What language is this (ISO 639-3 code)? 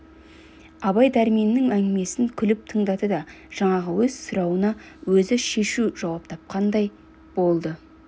kaz